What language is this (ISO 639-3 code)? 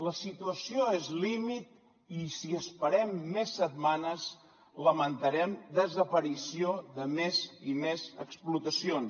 cat